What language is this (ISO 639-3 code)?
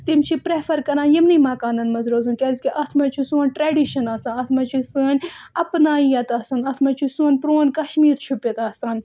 kas